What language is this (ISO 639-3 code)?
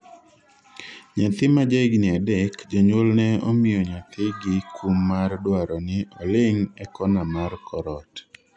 luo